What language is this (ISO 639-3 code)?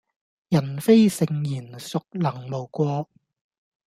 yue